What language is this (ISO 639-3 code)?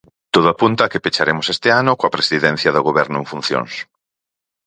glg